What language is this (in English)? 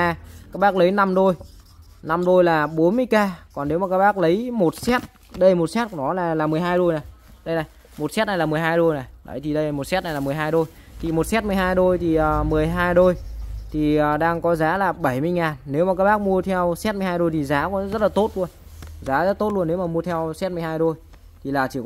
Vietnamese